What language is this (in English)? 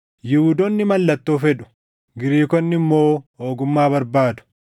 Oromo